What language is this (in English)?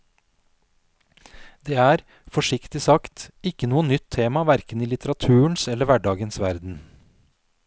Norwegian